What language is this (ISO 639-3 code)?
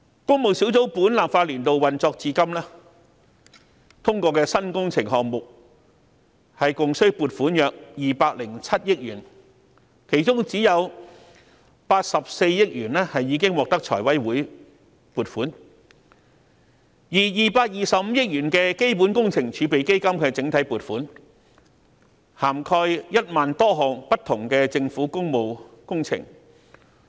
yue